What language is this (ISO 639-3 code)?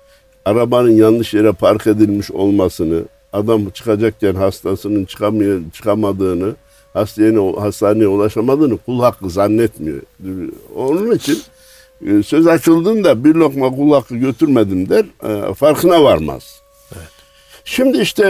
tur